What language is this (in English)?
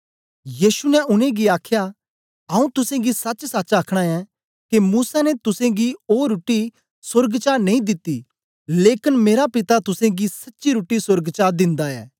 Dogri